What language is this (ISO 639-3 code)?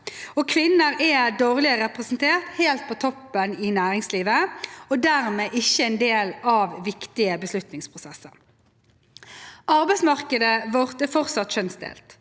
nor